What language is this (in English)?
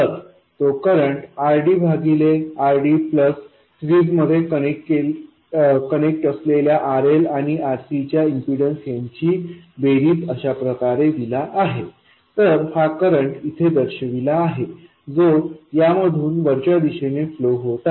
Marathi